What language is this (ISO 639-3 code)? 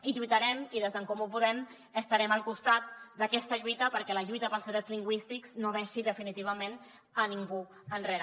cat